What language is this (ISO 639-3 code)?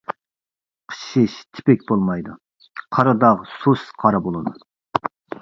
uig